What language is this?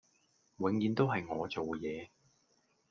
Cantonese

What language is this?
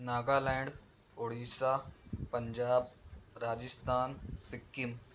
Urdu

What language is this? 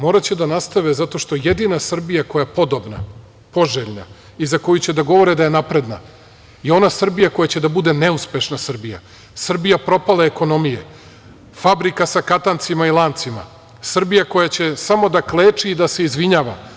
Serbian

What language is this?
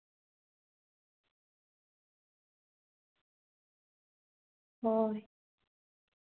Santali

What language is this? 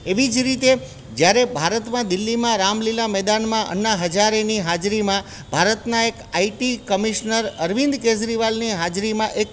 Gujarati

